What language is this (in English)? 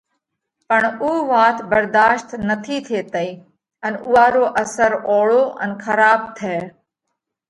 Parkari Koli